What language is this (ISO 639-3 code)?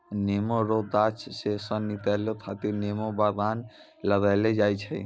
mai